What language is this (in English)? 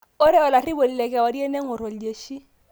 Masai